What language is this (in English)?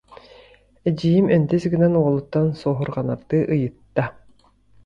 Yakut